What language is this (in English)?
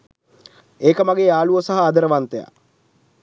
Sinhala